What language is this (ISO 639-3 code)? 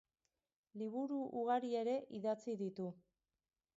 eus